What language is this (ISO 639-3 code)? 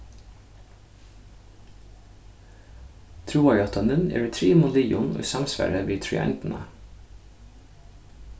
fao